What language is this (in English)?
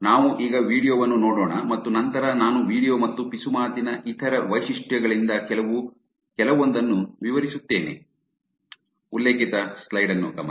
Kannada